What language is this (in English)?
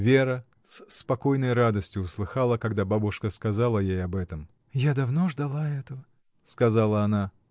Russian